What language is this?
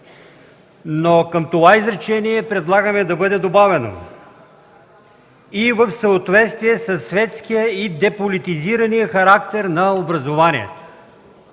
Bulgarian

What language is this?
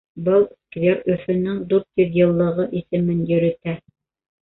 Bashkir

